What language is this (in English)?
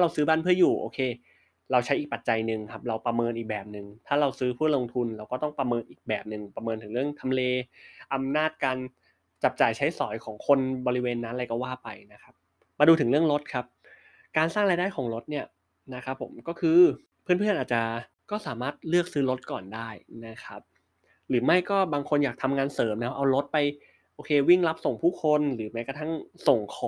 Thai